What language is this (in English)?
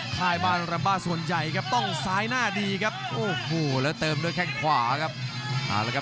Thai